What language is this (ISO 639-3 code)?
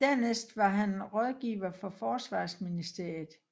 dan